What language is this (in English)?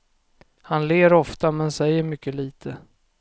Swedish